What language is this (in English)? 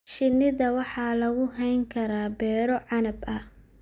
Somali